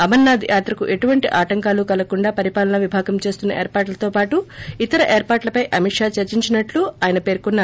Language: Telugu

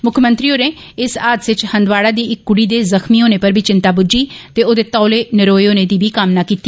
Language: Dogri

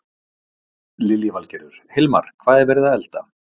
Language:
Icelandic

